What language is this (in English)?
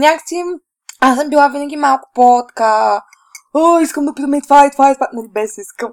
Bulgarian